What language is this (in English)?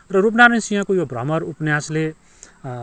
Nepali